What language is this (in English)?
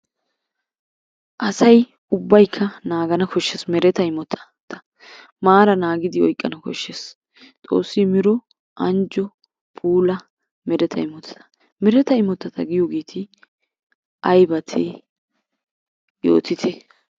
Wolaytta